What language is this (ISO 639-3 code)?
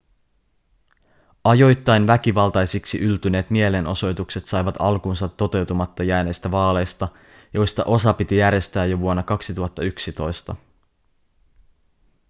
fin